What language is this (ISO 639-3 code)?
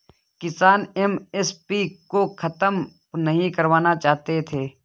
hin